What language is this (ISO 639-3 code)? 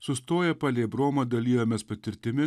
lit